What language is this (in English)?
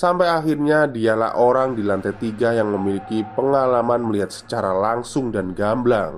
Indonesian